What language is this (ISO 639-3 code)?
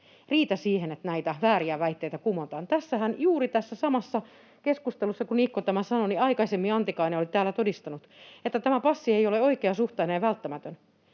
fin